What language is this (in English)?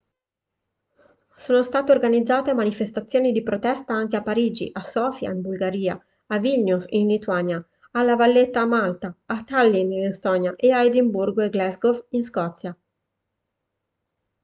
Italian